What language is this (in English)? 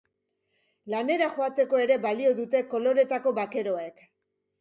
Basque